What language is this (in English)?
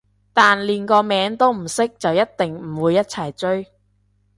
Cantonese